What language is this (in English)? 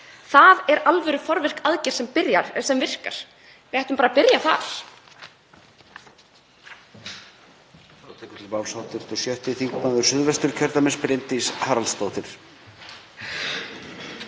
Icelandic